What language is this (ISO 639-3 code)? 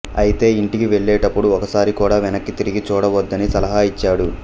tel